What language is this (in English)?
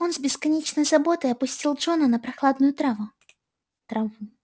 Russian